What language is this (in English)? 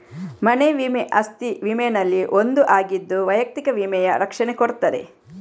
Kannada